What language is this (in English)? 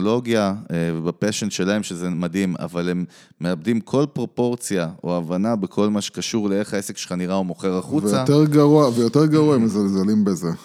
Hebrew